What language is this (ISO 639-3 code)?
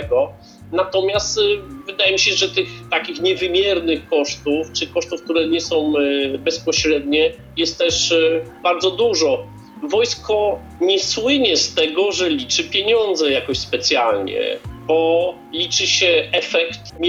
pol